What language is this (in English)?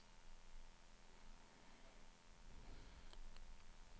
Swedish